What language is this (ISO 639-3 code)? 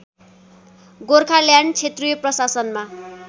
nep